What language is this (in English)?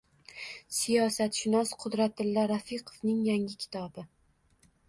Uzbek